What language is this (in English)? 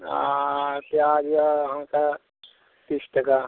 Maithili